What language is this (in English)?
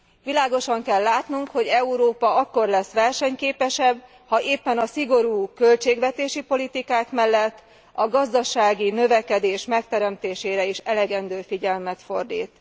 Hungarian